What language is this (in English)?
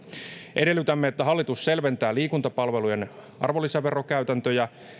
Finnish